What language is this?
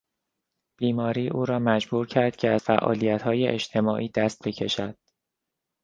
Persian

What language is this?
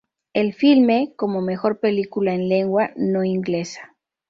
Spanish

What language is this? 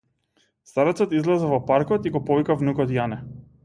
Macedonian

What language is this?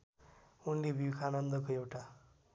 Nepali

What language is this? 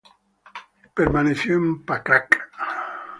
Spanish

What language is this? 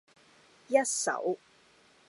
Cantonese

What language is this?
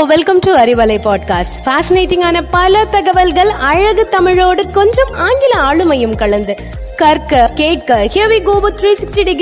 Tamil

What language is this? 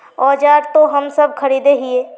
Magahi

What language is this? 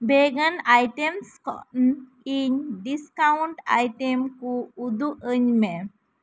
Santali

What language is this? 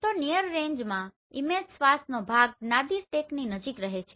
Gujarati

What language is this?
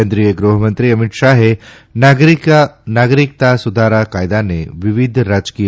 Gujarati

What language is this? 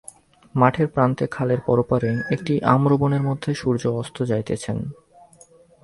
Bangla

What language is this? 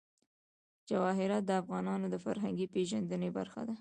Pashto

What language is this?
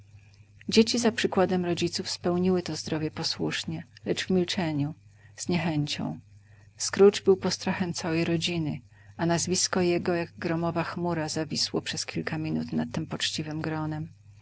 Polish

